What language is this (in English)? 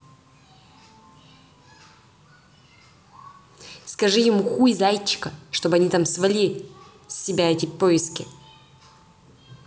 Russian